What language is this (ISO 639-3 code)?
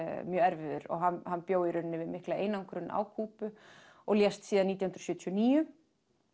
isl